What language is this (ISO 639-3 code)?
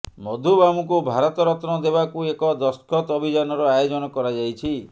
ori